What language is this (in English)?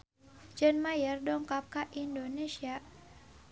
Sundanese